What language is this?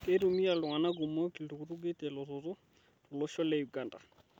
Masai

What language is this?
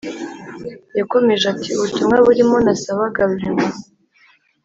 Kinyarwanda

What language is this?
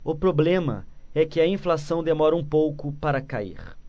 Portuguese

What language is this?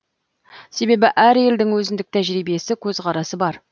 Kazakh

